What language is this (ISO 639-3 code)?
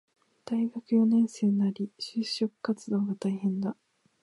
jpn